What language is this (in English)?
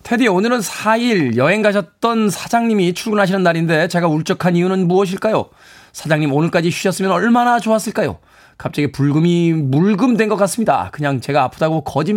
Korean